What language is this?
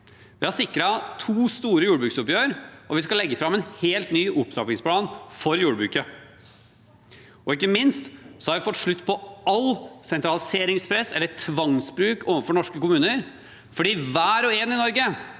Norwegian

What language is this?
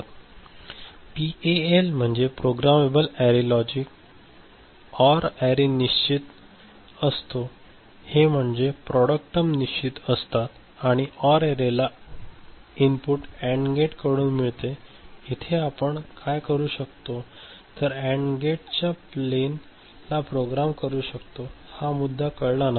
Marathi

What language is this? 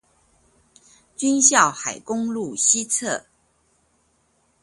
Chinese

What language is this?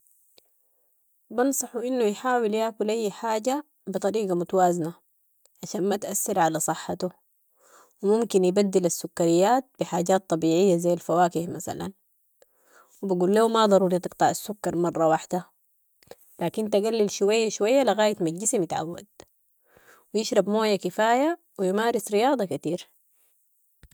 Sudanese Arabic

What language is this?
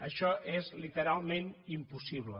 Catalan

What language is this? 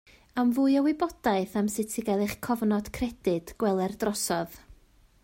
Welsh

